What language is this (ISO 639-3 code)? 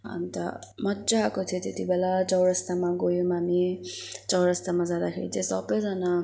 nep